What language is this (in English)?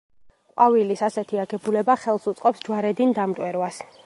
Georgian